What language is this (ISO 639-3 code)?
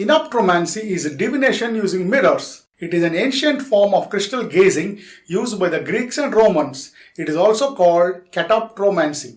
eng